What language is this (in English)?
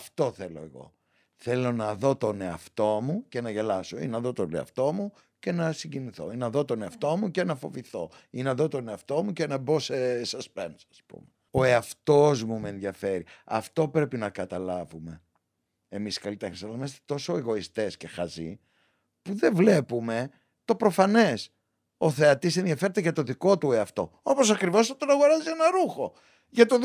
Greek